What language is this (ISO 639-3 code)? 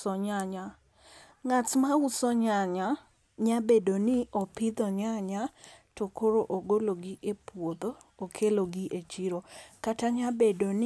luo